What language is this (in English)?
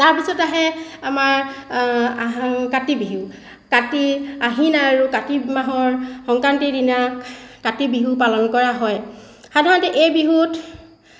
Assamese